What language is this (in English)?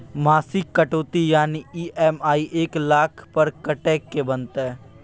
Maithili